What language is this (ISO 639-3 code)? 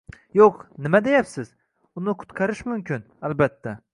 uzb